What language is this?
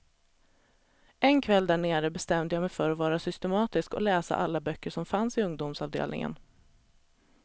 Swedish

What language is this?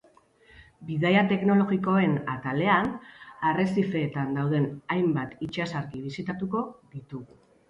Basque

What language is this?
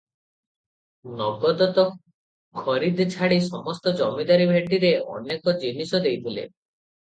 Odia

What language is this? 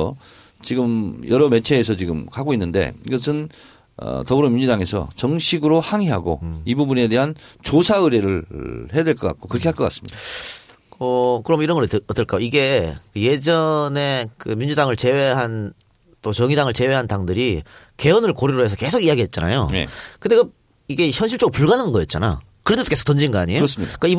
Korean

